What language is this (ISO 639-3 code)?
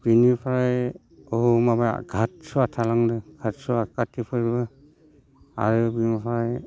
brx